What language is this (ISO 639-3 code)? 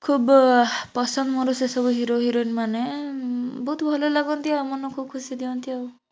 ori